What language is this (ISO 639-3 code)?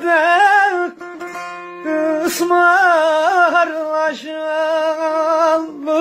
tur